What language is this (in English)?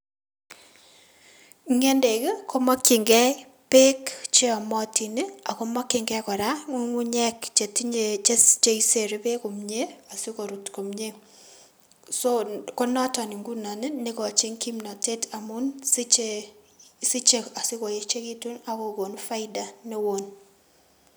Kalenjin